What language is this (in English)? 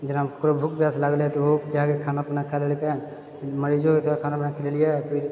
Maithili